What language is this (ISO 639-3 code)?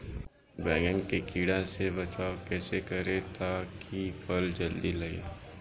bho